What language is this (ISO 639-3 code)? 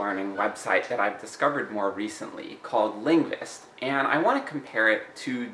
eng